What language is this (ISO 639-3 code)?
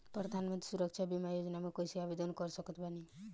bho